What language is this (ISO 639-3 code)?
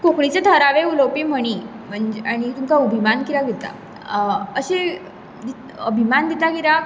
kok